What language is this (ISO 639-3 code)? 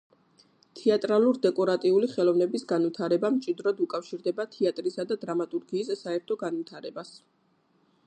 kat